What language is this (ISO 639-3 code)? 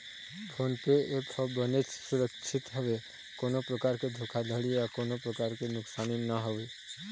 hne